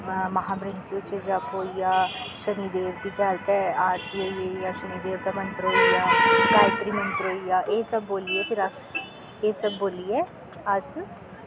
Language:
Dogri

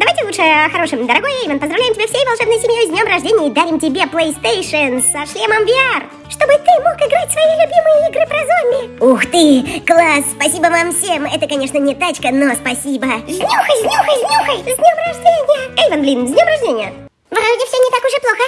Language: Russian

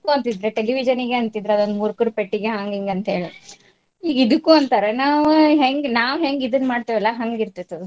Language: Kannada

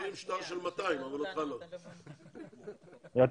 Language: Hebrew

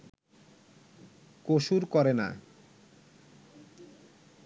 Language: Bangla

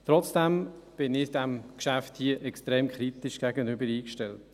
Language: Swiss German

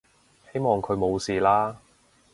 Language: Cantonese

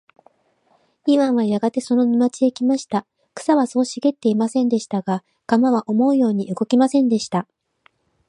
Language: Japanese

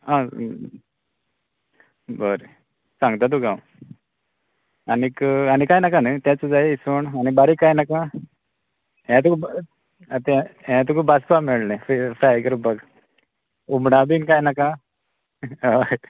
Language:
Konkani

